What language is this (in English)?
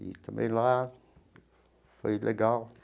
Portuguese